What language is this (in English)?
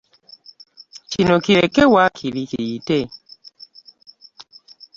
Ganda